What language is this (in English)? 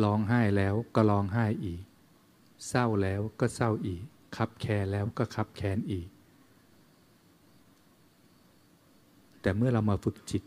Thai